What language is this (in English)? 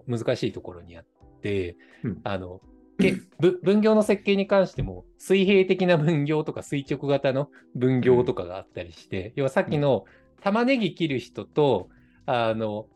Japanese